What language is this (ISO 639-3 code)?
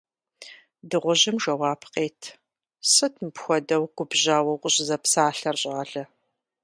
kbd